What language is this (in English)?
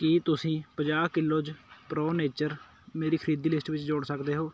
Punjabi